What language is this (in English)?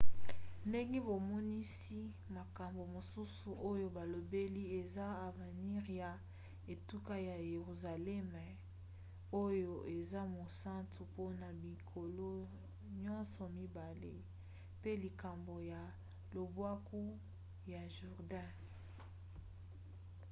Lingala